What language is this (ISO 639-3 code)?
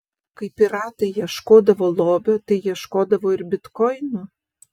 lit